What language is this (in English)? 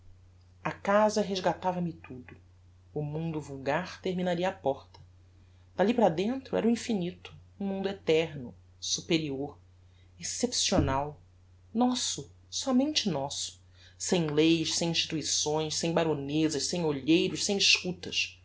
Portuguese